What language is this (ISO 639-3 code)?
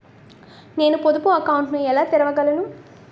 tel